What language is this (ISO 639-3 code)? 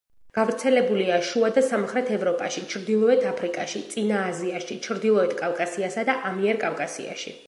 kat